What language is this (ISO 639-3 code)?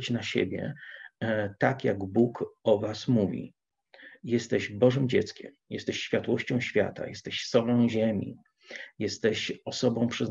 pol